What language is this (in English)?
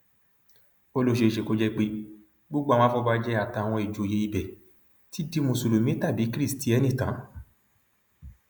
Yoruba